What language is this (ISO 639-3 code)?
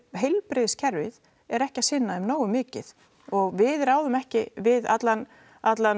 isl